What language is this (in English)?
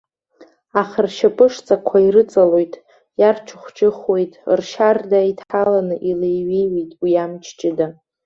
Abkhazian